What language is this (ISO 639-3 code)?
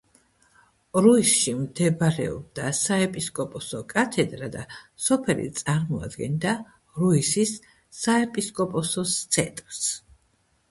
kat